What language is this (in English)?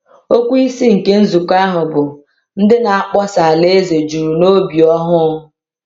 Igbo